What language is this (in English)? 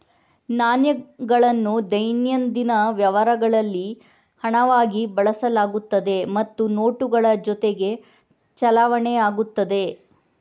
Kannada